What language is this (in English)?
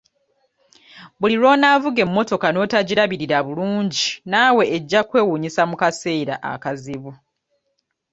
Ganda